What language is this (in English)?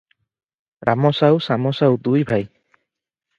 Odia